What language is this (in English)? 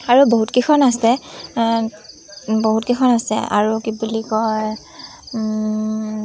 Assamese